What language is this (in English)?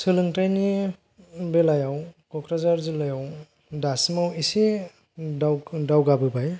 Bodo